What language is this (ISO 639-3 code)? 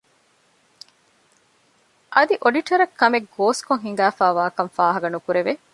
div